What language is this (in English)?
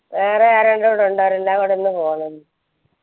Malayalam